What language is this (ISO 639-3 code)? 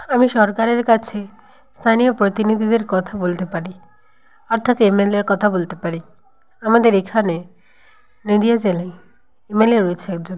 ben